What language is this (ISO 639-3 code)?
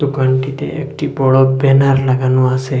ben